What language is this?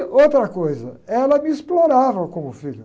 Portuguese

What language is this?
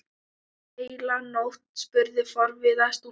Icelandic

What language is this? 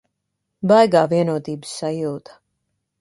Latvian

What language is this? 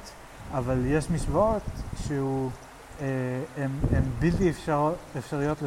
Hebrew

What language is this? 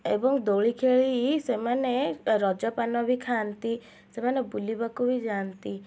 Odia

